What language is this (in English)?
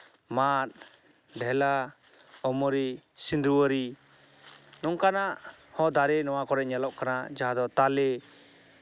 Santali